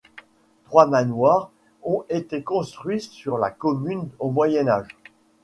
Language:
French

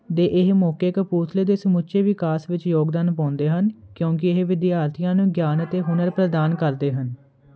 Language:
Punjabi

